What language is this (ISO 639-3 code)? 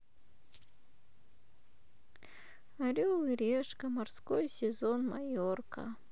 rus